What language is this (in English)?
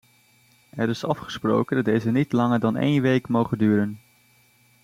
Dutch